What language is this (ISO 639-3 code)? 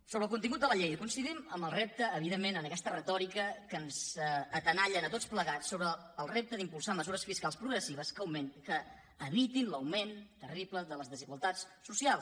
cat